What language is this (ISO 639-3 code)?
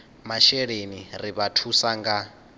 ven